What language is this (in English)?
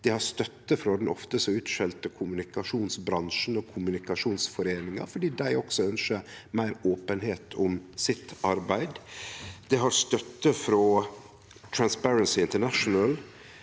Norwegian